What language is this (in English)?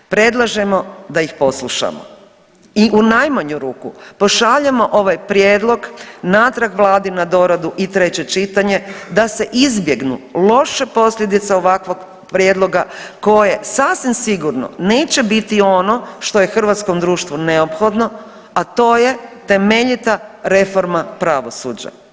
Croatian